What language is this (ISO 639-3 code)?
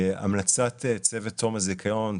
heb